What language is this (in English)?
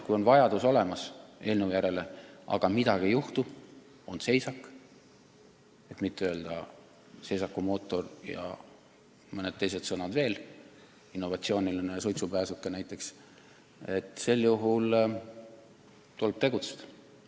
Estonian